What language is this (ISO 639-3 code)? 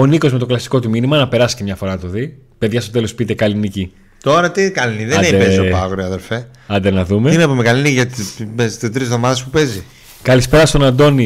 ell